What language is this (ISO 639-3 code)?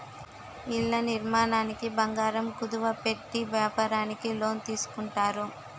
tel